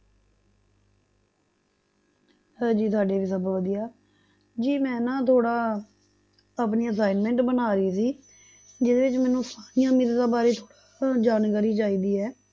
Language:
Punjabi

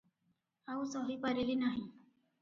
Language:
Odia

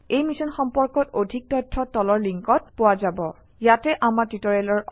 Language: Assamese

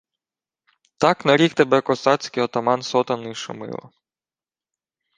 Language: Ukrainian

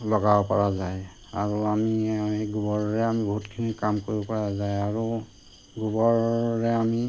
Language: Assamese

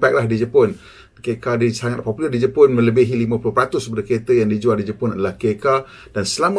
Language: Malay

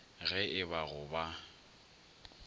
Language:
Northern Sotho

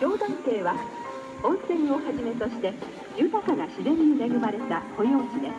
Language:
Japanese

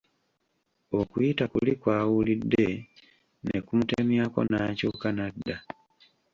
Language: Ganda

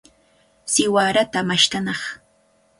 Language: Cajatambo North Lima Quechua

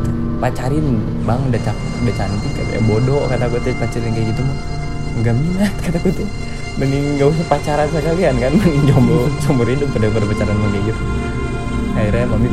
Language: Indonesian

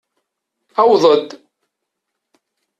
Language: Kabyle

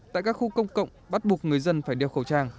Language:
Vietnamese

